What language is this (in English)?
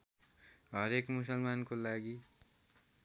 Nepali